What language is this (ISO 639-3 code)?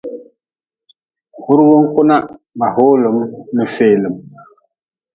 nmz